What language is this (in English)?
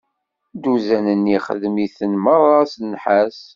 Kabyle